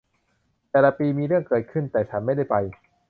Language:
Thai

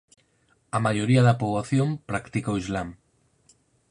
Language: Galician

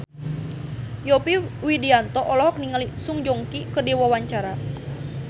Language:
Sundanese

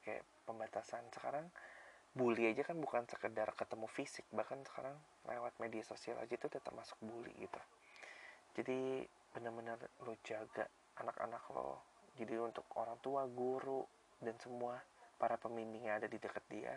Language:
Indonesian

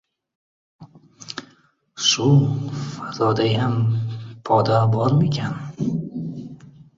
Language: Uzbek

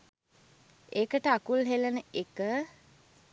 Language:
Sinhala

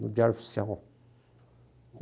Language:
Portuguese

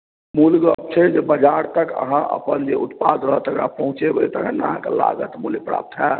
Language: Maithili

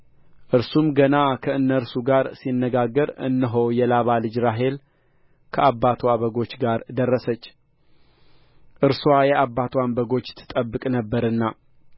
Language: Amharic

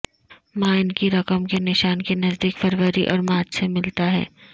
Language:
Urdu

